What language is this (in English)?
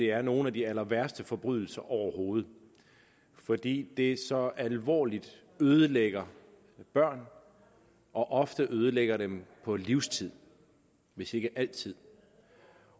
Danish